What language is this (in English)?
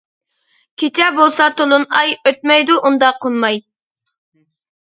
Uyghur